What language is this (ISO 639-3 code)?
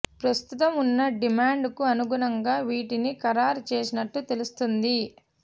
tel